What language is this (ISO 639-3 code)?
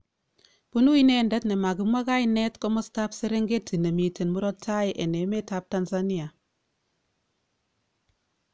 kln